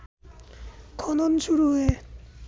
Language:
Bangla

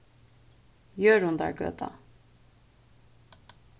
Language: Faroese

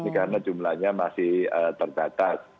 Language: Indonesian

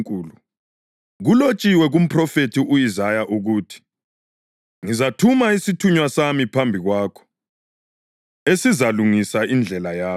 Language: North Ndebele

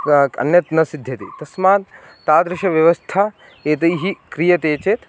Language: Sanskrit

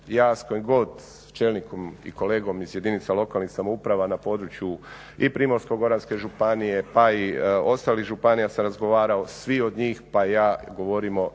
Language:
Croatian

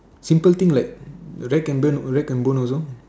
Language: English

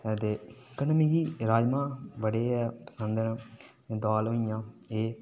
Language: Dogri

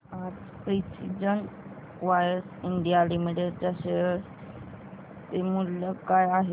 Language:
Marathi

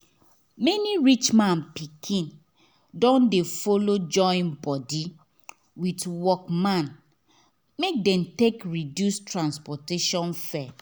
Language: Nigerian Pidgin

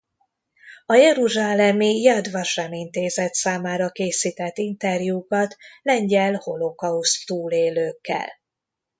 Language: Hungarian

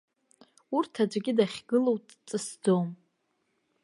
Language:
Abkhazian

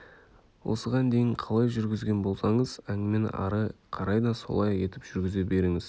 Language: Kazakh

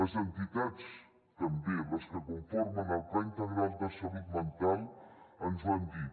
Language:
Catalan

